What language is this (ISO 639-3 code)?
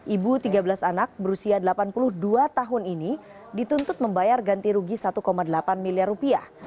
ind